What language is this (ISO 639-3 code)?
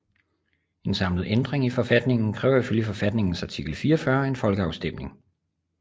dan